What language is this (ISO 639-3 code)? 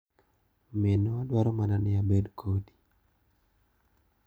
luo